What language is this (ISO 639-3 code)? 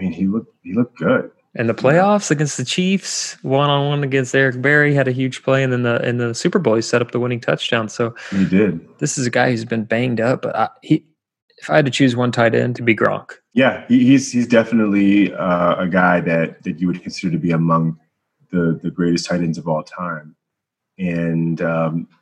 eng